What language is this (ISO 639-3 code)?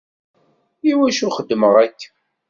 kab